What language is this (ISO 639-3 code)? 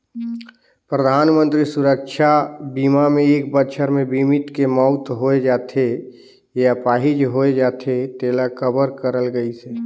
hne